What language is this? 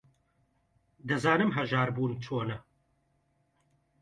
Central Kurdish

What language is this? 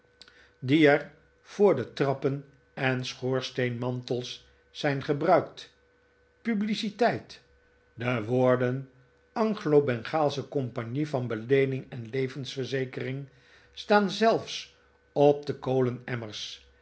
Dutch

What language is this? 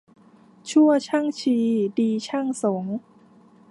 Thai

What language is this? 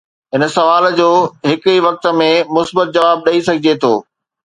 Sindhi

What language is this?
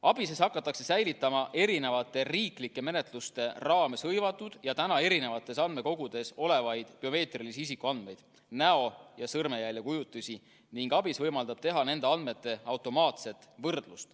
Estonian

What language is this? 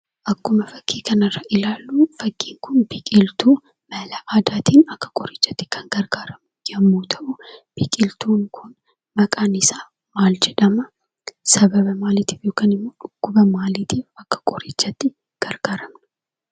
Oromo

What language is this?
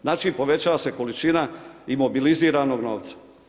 Croatian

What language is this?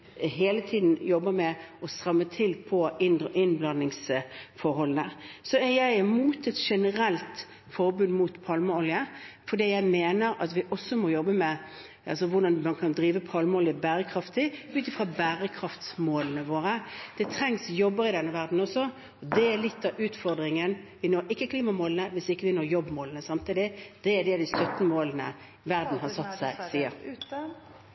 Norwegian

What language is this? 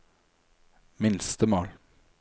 Norwegian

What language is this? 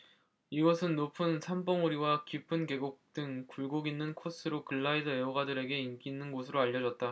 Korean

